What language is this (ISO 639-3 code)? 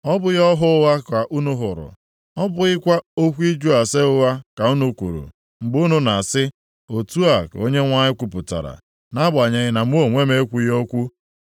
ibo